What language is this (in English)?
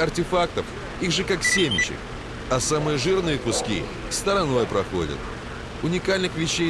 Russian